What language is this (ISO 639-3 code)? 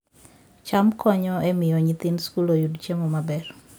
luo